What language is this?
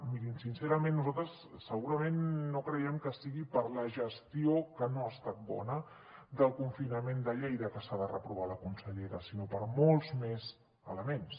Catalan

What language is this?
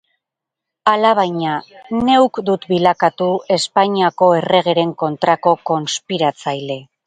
Basque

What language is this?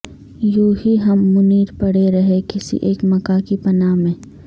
Urdu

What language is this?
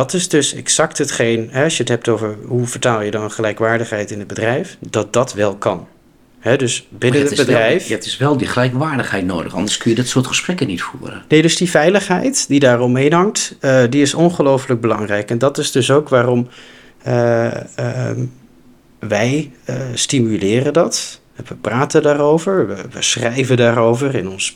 Dutch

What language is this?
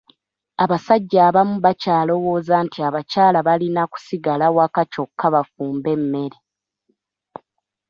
Ganda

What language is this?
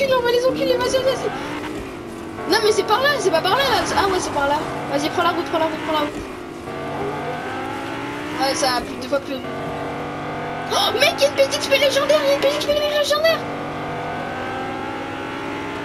French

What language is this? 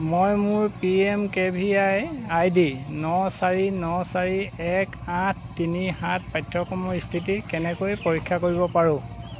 Assamese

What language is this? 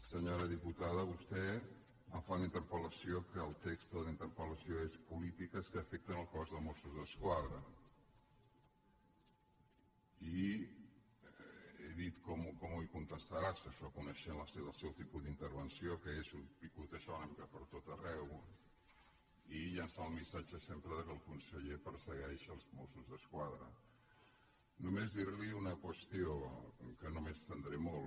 Catalan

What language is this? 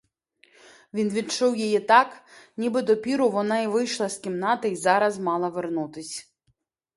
Ukrainian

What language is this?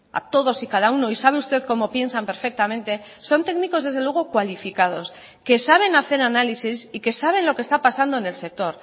Spanish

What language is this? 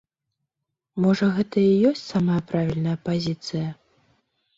Belarusian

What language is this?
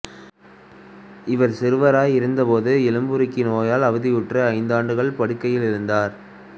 Tamil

